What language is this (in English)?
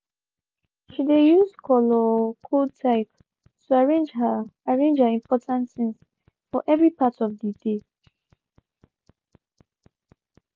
Nigerian Pidgin